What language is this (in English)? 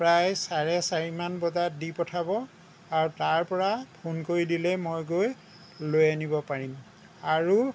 Assamese